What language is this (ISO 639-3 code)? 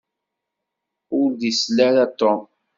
kab